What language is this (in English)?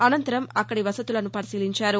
Telugu